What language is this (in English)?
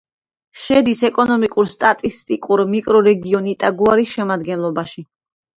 Georgian